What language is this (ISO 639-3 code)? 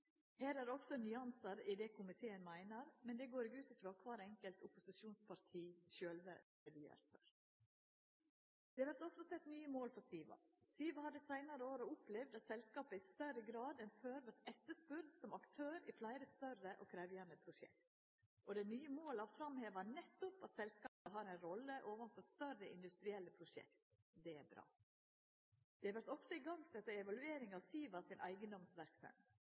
nno